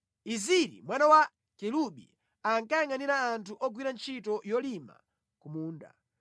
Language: Nyanja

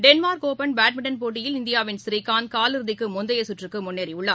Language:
Tamil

